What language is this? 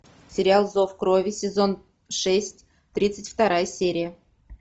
Russian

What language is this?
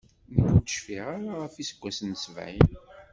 Kabyle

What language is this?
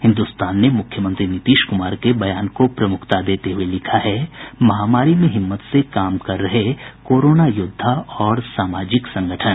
Hindi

